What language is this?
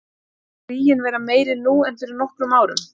Icelandic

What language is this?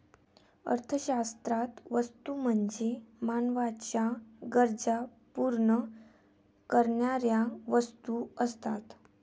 Marathi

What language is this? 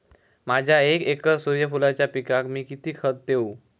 Marathi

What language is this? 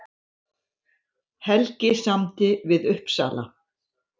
Icelandic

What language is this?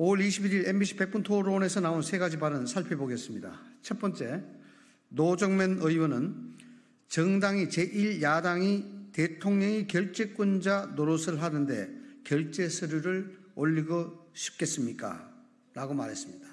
Korean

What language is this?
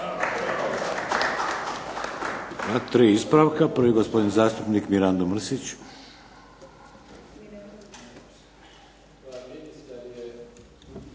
Croatian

